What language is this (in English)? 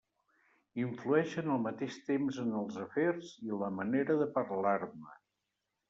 Catalan